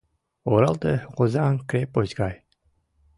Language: Mari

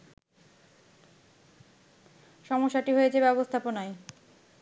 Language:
Bangla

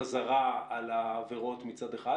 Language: Hebrew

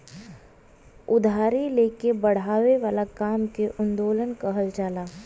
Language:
Bhojpuri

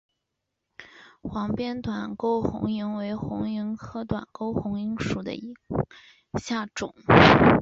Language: Chinese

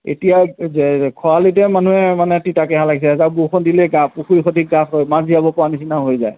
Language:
Assamese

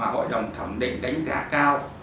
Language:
Vietnamese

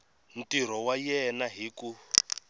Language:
Tsonga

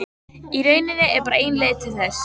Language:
Icelandic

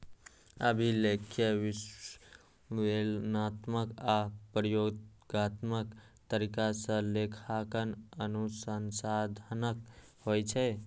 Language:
Maithili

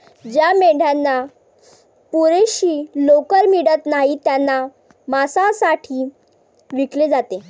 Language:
Marathi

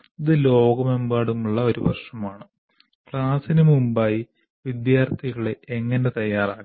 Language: Malayalam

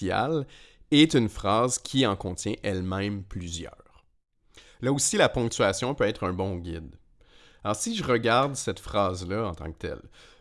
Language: French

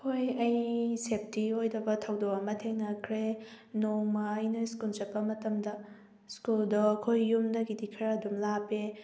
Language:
Manipuri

